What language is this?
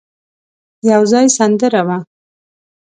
Pashto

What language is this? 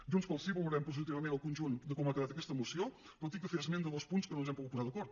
Catalan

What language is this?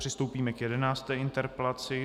Czech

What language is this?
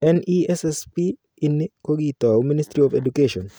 Kalenjin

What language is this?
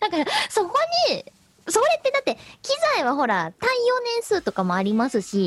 Japanese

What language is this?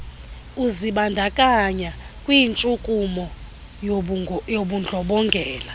Xhosa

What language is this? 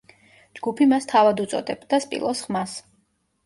Georgian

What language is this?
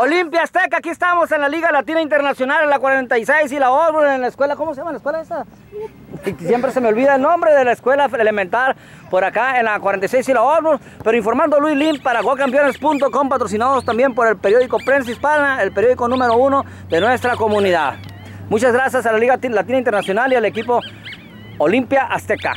Spanish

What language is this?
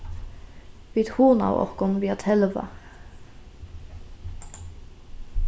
Faroese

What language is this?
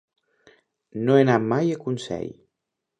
Catalan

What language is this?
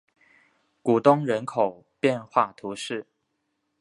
Chinese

